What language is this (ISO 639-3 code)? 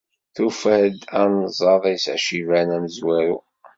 kab